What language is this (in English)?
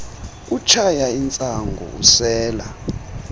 Xhosa